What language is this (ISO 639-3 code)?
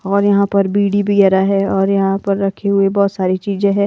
hin